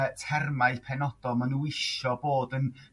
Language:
Welsh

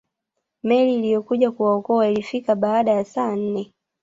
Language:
Swahili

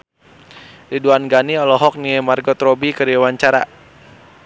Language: Sundanese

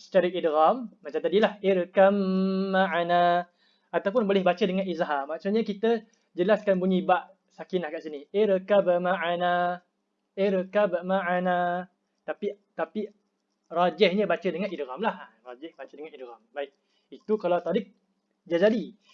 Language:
Malay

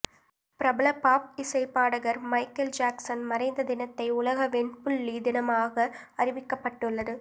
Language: Tamil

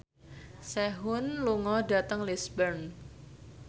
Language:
Javanese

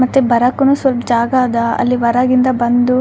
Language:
Kannada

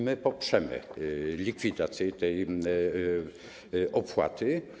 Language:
Polish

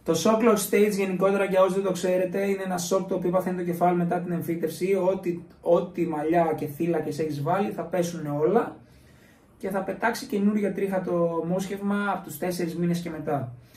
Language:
Greek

